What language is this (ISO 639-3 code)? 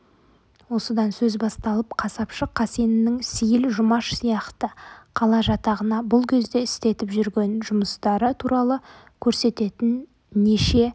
kaz